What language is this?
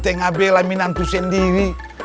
Indonesian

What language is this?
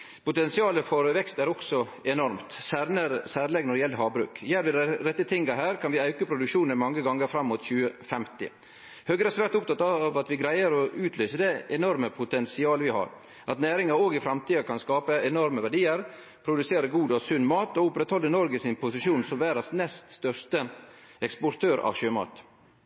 Norwegian Nynorsk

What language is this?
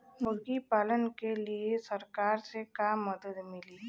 Bhojpuri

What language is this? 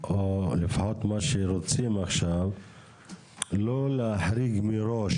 Hebrew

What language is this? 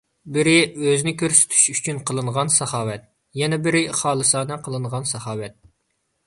Uyghur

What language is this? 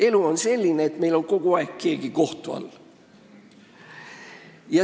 Estonian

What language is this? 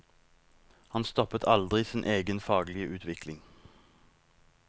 Norwegian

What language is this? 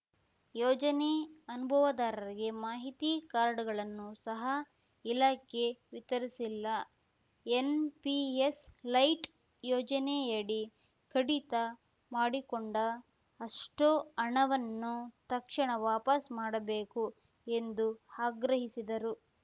Kannada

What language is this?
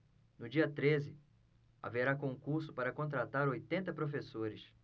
Portuguese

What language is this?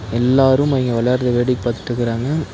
Tamil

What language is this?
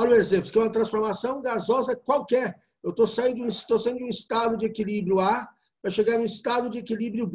Portuguese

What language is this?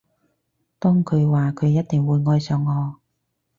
Cantonese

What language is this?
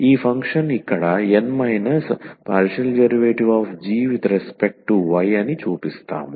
Telugu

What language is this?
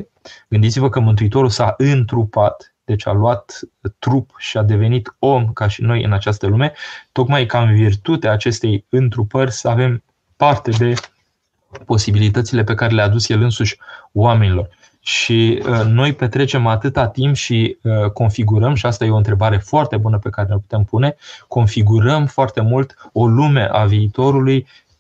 Romanian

